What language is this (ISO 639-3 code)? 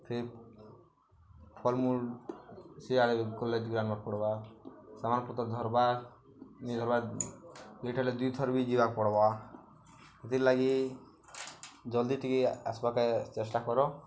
ori